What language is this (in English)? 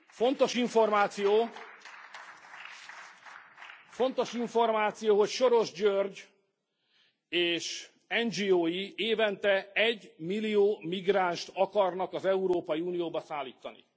Hungarian